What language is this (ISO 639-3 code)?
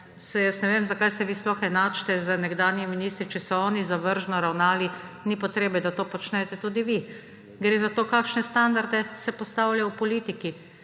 slv